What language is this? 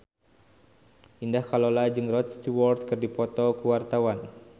Sundanese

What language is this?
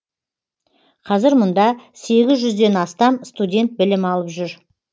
Kazakh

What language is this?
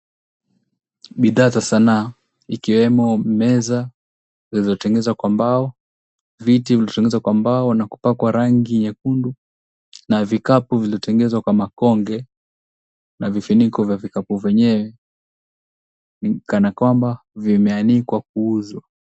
Swahili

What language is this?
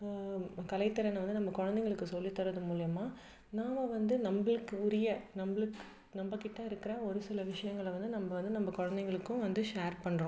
Tamil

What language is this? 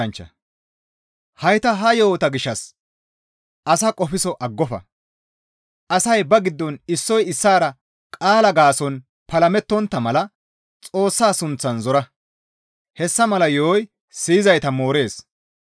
Gamo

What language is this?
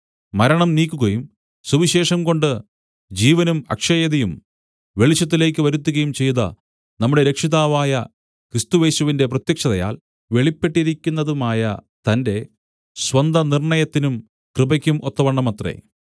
Malayalam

